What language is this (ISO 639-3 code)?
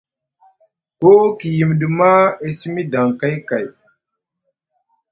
mug